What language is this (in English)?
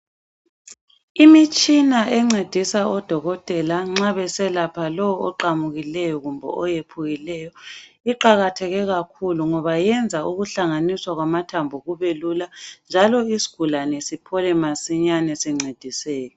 North Ndebele